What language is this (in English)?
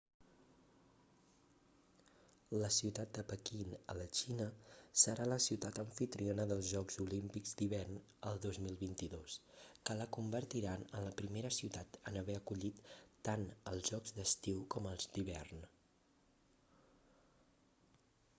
Catalan